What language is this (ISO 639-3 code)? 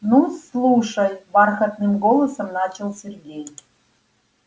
rus